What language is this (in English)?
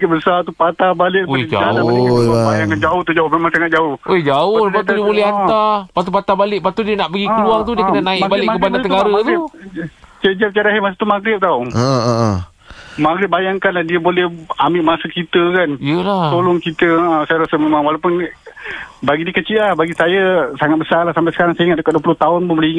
Malay